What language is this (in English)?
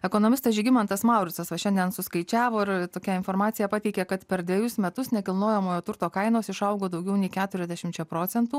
Lithuanian